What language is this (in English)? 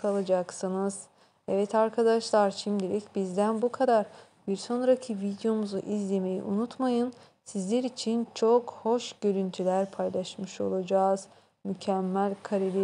Turkish